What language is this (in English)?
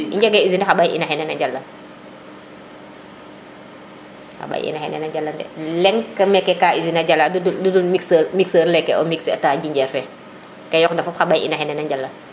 Serer